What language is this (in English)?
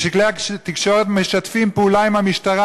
Hebrew